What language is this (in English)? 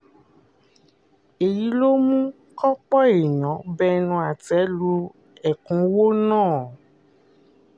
Yoruba